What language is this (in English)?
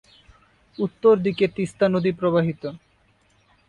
Bangla